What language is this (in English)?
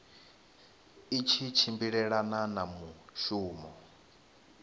Venda